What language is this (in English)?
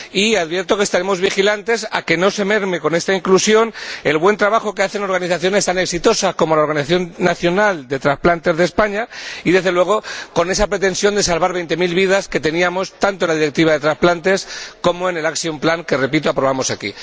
Spanish